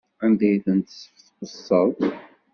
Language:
Kabyle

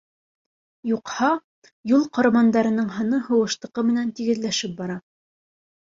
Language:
Bashkir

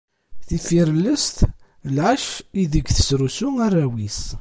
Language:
Kabyle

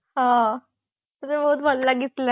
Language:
Odia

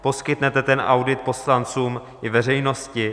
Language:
Czech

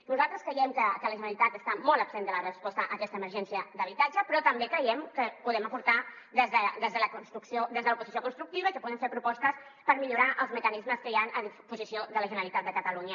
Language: Catalan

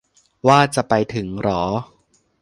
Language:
Thai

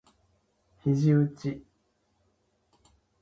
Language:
Japanese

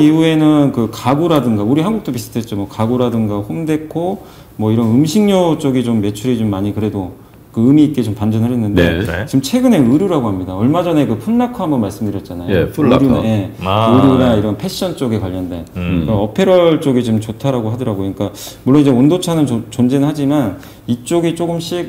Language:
Korean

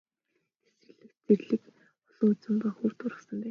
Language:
Mongolian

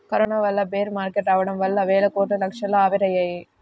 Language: Telugu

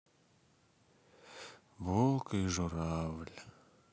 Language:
Russian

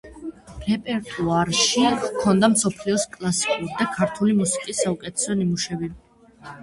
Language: Georgian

